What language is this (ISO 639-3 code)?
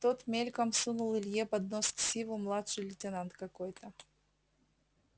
rus